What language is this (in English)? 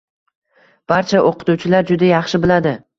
Uzbek